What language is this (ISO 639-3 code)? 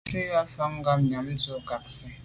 byv